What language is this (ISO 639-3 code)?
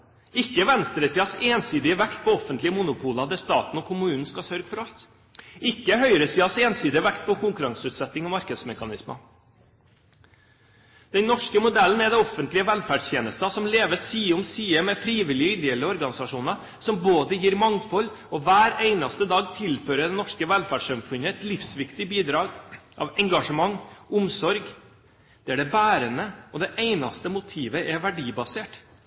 nob